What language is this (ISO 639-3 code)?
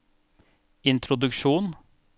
nor